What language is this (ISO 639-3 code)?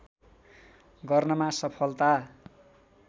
nep